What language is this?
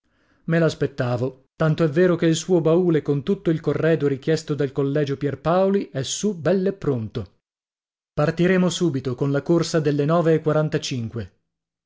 Italian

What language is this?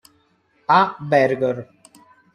Italian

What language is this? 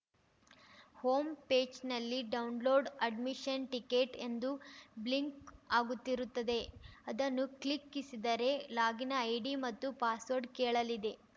Kannada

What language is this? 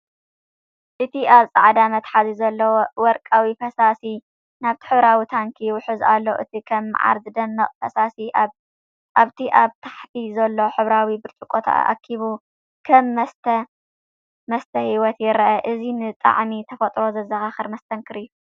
Tigrinya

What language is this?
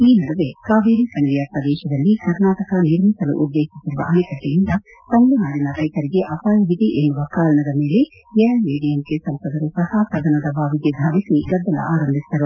Kannada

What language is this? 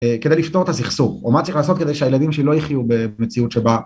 Hebrew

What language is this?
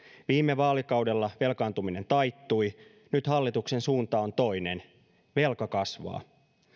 Finnish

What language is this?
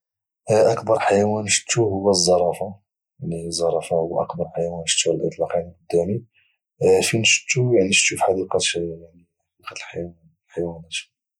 Moroccan Arabic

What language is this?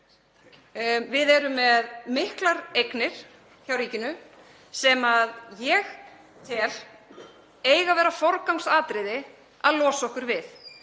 Icelandic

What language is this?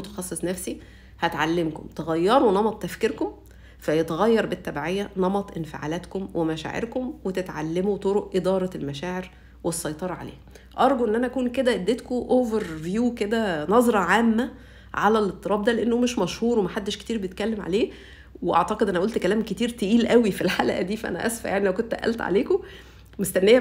Arabic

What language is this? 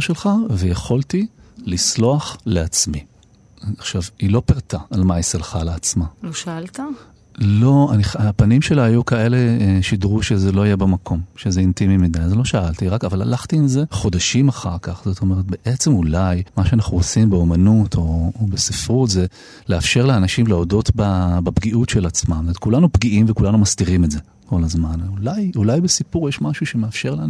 Hebrew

